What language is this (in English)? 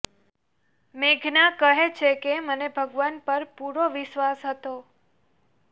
Gujarati